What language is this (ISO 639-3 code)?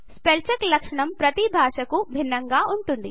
tel